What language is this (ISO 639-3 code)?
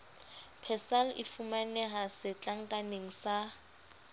sot